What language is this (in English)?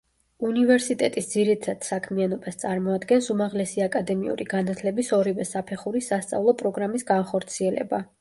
Georgian